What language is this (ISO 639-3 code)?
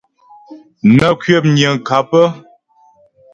bbj